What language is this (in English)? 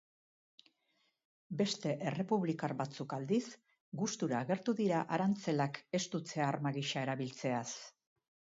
Basque